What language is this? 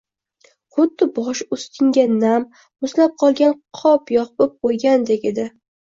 Uzbek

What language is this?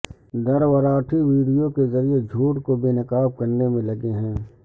Urdu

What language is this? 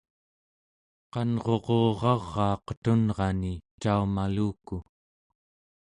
Central Yupik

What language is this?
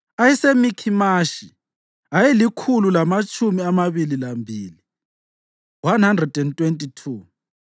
North Ndebele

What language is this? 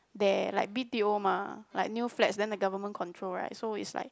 English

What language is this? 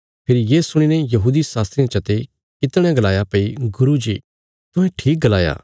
Bilaspuri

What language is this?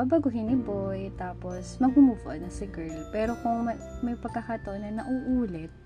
Filipino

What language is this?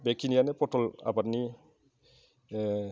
Bodo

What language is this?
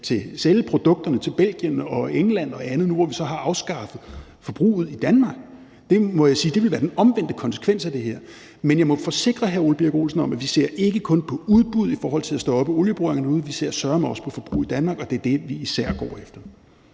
Danish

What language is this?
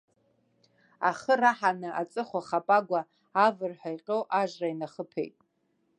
Abkhazian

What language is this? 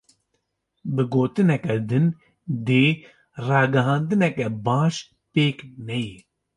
Kurdish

